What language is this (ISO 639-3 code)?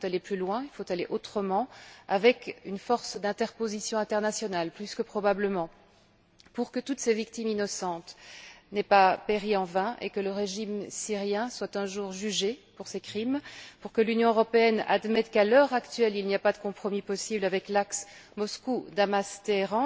fra